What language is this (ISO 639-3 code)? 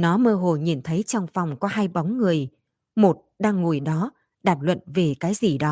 vie